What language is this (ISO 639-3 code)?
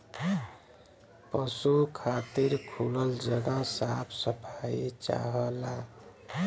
bho